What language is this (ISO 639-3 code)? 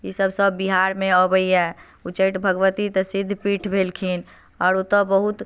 mai